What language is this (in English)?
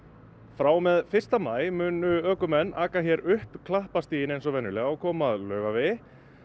Icelandic